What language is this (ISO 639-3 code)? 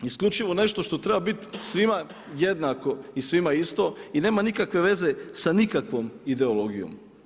hrv